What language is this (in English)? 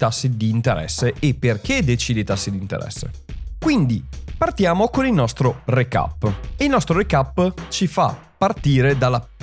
Italian